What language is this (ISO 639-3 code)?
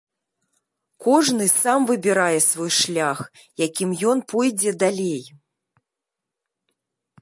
bel